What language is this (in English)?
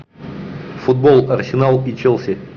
Russian